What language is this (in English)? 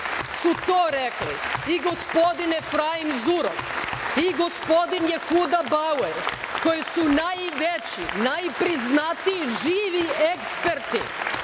Serbian